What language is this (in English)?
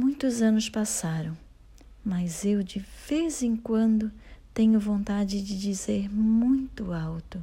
Portuguese